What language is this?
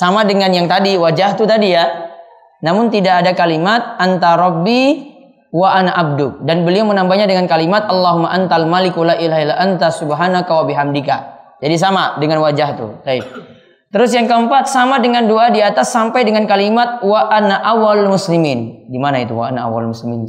Indonesian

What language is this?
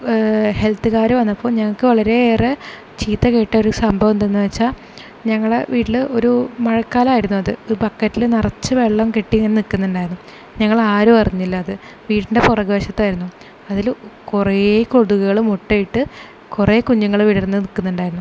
Malayalam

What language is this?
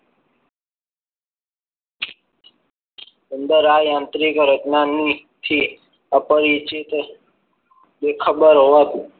Gujarati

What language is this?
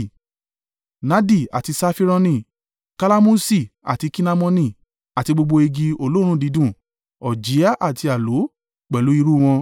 Yoruba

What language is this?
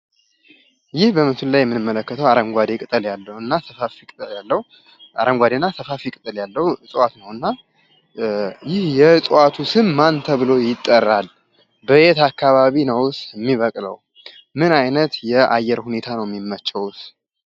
Amharic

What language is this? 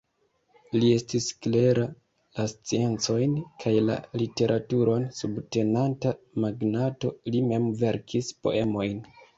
Esperanto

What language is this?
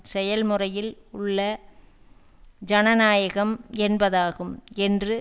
Tamil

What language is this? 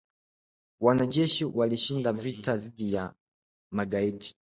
Swahili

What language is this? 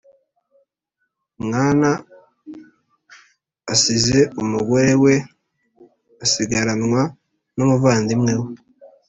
Kinyarwanda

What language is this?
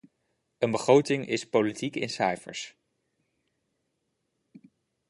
Dutch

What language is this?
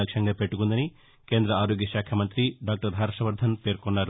Telugu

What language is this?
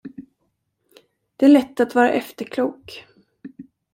Swedish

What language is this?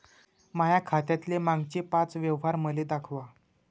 Marathi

